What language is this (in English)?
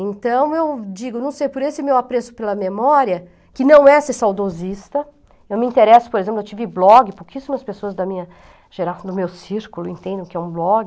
Portuguese